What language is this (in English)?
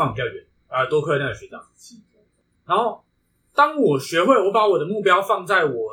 Chinese